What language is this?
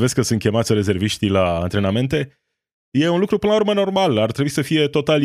Romanian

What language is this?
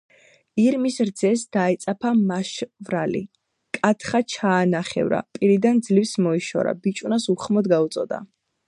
Georgian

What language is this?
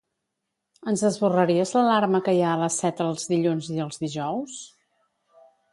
Catalan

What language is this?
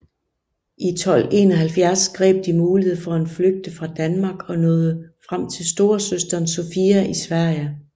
Danish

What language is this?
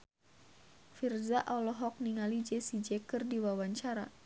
Sundanese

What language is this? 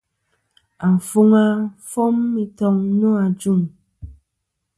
Kom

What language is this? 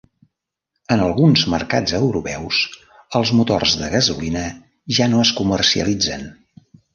Catalan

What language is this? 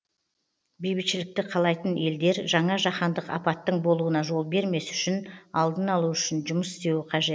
Kazakh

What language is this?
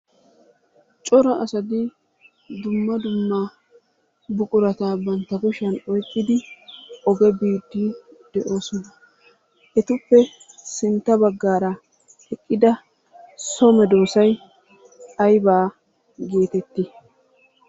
Wolaytta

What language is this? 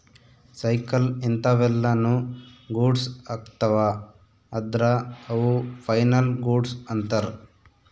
Kannada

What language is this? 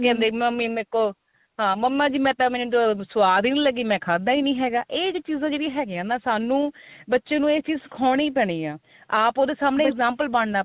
Punjabi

